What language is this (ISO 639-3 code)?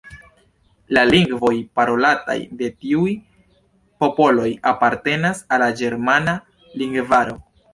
epo